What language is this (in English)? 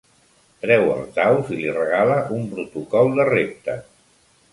Catalan